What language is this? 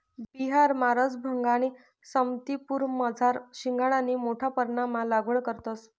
Marathi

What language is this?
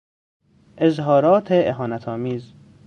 Persian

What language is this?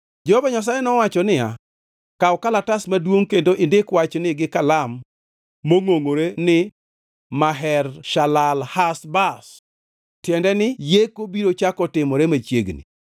Luo (Kenya and Tanzania)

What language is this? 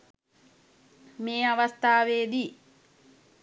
Sinhala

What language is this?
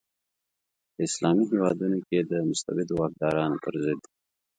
Pashto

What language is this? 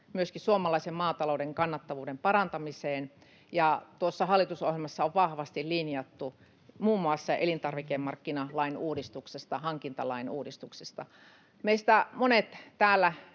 Finnish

